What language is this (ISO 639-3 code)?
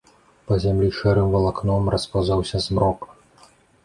bel